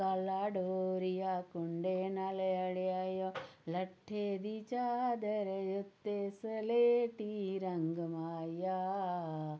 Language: Dogri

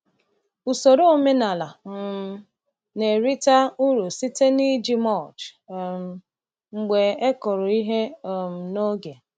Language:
Igbo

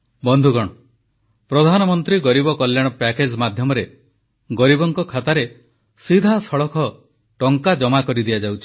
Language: Odia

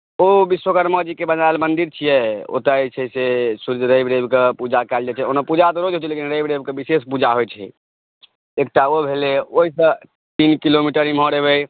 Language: Maithili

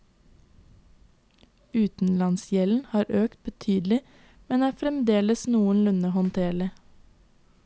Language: Norwegian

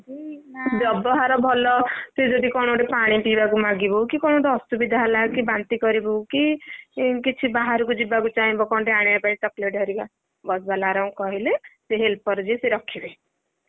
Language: Odia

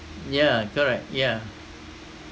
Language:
English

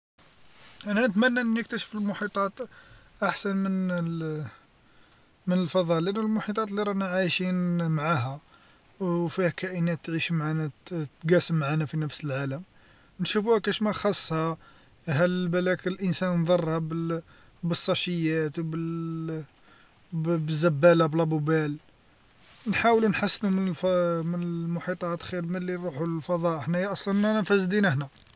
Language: Algerian Arabic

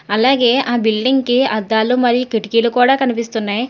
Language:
Telugu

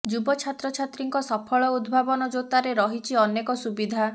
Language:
Odia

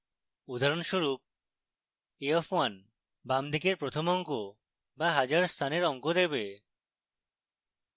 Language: Bangla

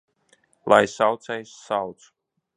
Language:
Latvian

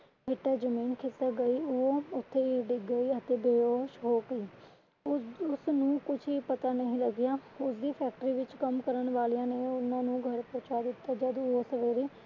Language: Punjabi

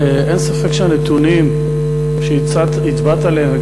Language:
Hebrew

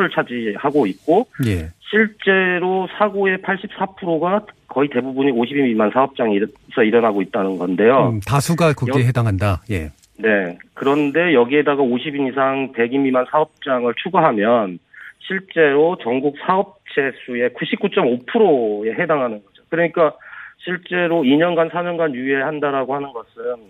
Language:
Korean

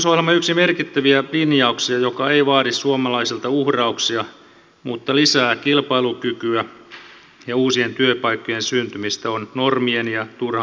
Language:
Finnish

